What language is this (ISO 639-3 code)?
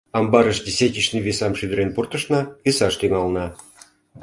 chm